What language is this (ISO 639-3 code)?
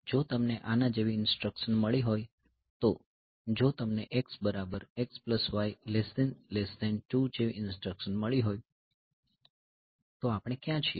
guj